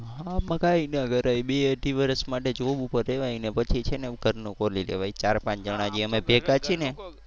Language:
Gujarati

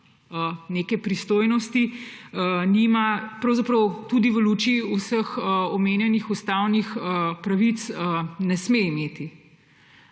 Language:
Slovenian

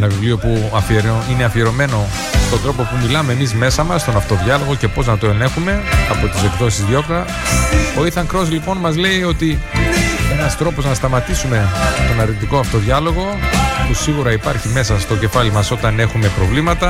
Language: Greek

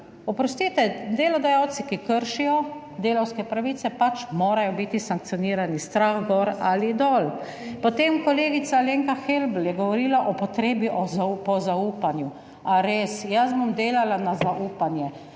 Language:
Slovenian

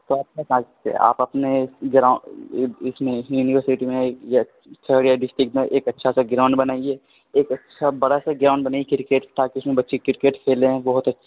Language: Urdu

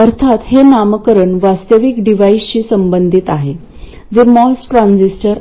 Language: Marathi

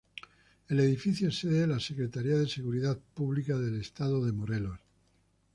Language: Spanish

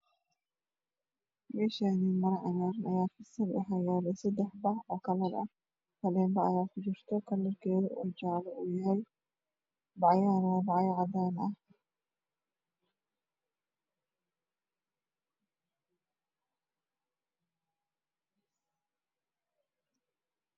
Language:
Somali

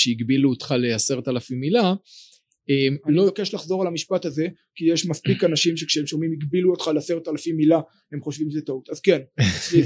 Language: Hebrew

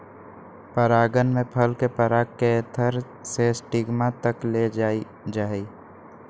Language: Magahi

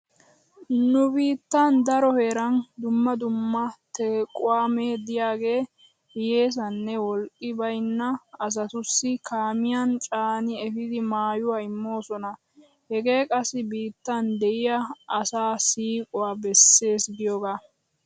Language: Wolaytta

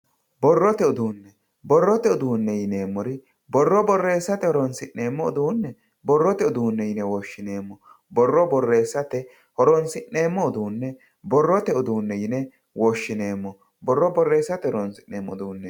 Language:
Sidamo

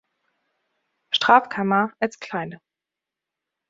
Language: German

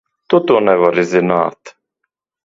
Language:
Latvian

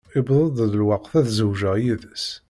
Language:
Kabyle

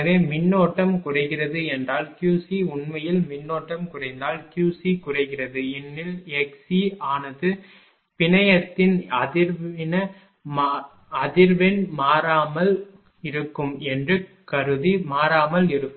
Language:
Tamil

